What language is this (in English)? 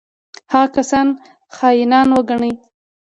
Pashto